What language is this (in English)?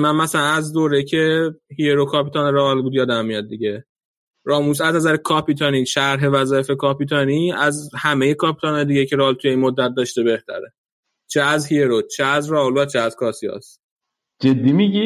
Persian